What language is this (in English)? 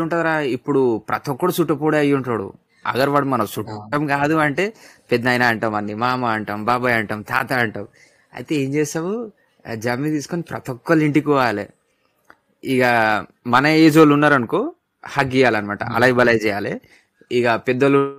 Telugu